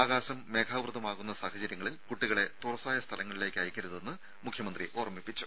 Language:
Malayalam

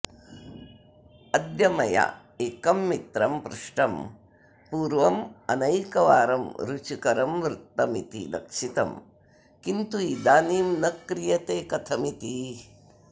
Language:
Sanskrit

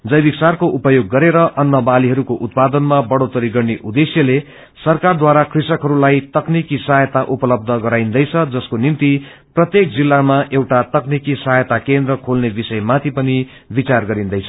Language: Nepali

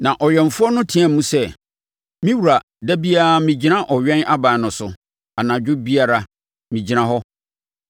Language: Akan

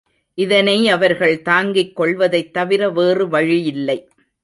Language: Tamil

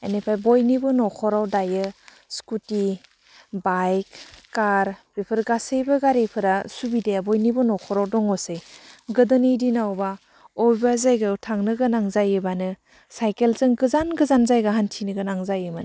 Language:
Bodo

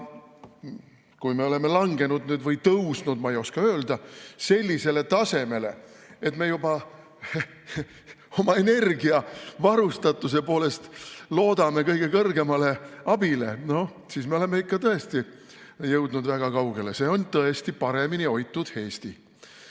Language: Estonian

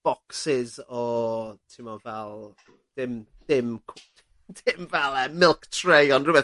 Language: Welsh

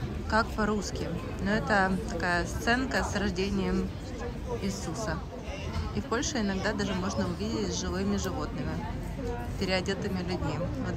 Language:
Russian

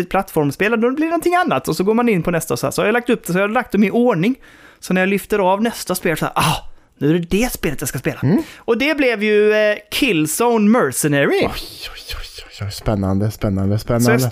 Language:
Swedish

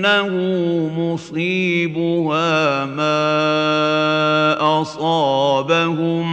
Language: Arabic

